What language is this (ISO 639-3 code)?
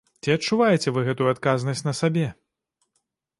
bel